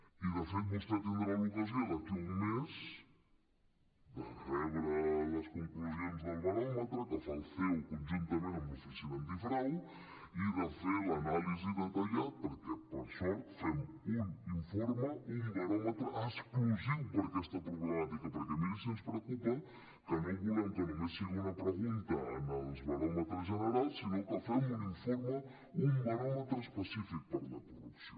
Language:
Catalan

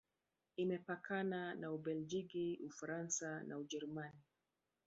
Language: Swahili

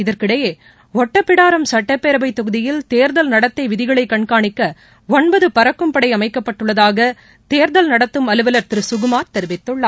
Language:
Tamil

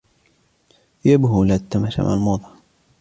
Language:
Arabic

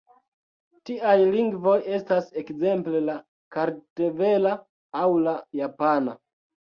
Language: Esperanto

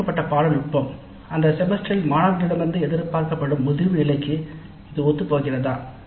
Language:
Tamil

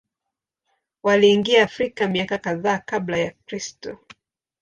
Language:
Swahili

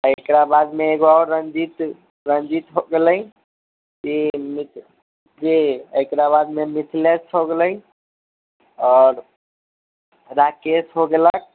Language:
Maithili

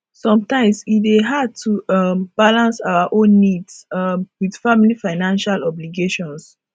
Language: Nigerian Pidgin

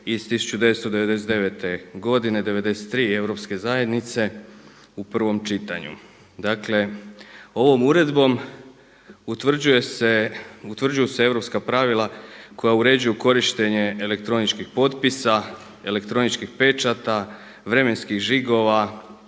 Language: Croatian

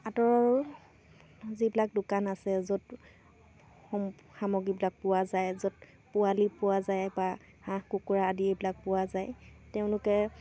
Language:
Assamese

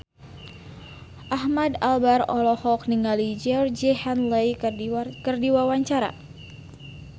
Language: Sundanese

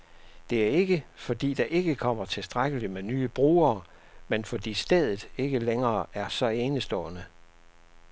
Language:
Danish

